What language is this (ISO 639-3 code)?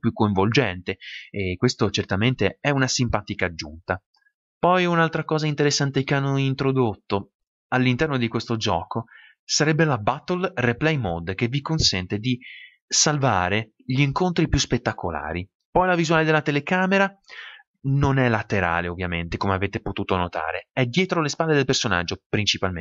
ita